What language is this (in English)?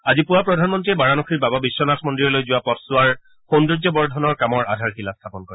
Assamese